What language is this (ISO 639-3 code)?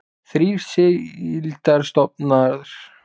isl